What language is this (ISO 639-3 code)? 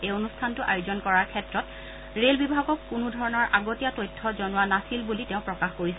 asm